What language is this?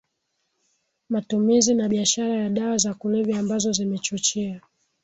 Swahili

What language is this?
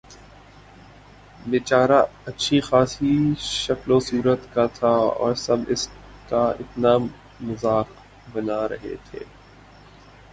Urdu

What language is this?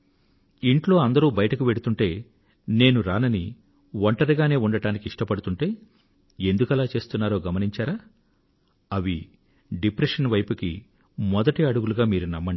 Telugu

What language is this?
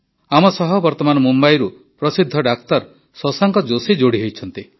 Odia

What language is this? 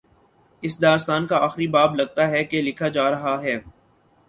Urdu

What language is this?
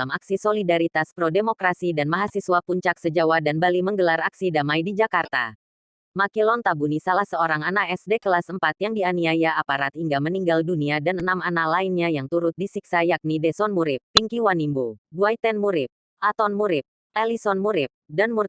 Indonesian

